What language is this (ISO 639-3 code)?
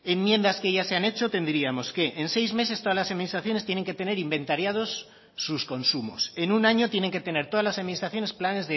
spa